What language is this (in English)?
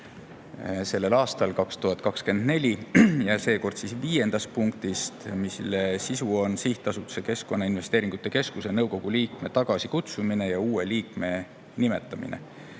Estonian